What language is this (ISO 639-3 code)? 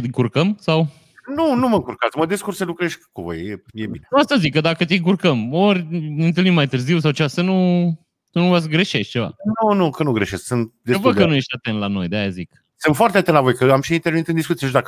ron